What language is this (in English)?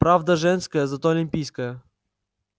Russian